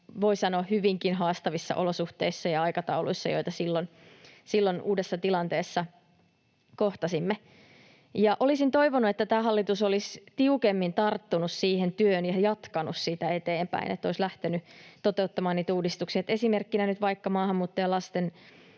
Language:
Finnish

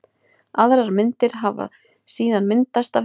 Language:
Icelandic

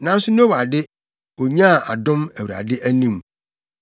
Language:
Akan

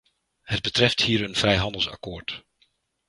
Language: Dutch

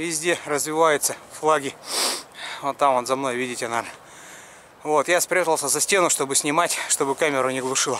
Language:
Russian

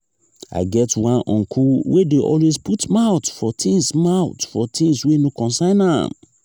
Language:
Nigerian Pidgin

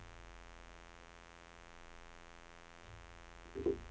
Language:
Norwegian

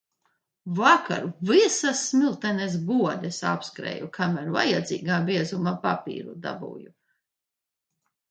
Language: Latvian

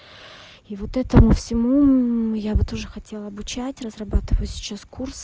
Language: Russian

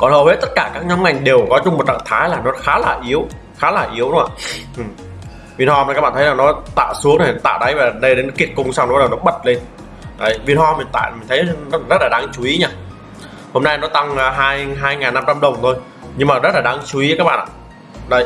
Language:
Vietnamese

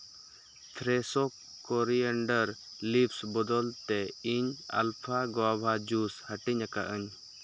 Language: Santali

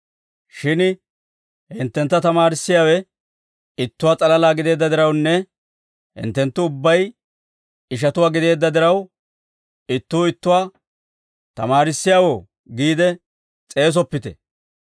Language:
Dawro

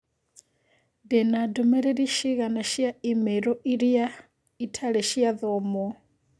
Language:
Kikuyu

